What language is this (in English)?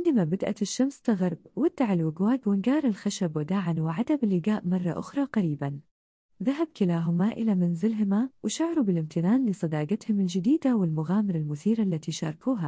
Arabic